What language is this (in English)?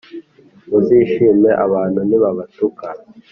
Kinyarwanda